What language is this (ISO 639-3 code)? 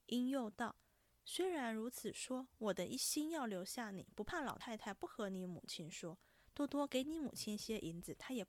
zho